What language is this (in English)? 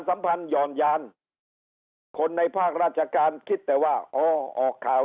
Thai